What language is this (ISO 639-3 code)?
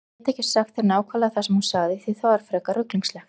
isl